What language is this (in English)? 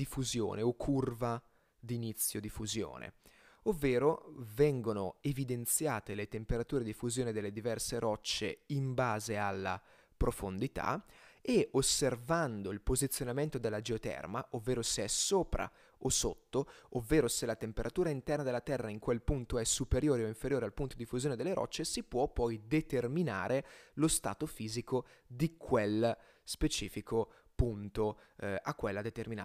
Italian